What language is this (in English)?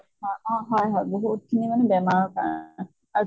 Assamese